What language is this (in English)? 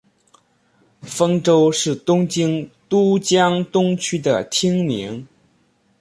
Chinese